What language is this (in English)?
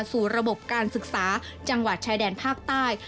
Thai